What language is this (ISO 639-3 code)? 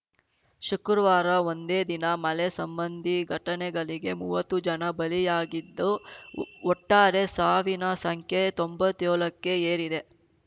kan